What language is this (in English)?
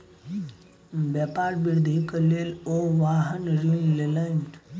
Maithili